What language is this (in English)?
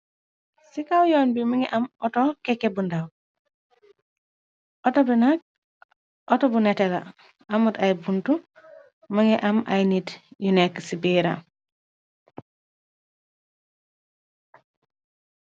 Wolof